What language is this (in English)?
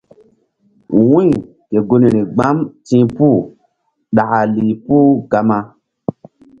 Mbum